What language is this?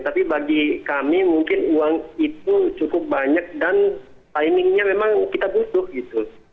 Indonesian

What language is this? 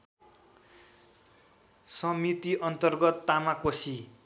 Nepali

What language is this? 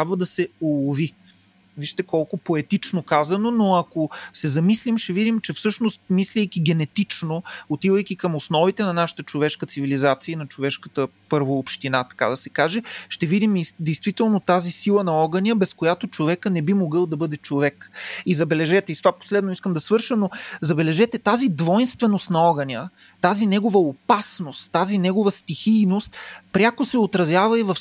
Bulgarian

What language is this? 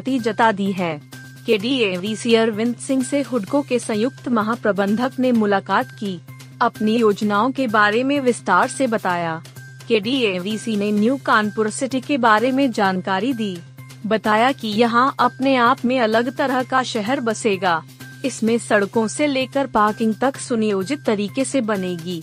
Hindi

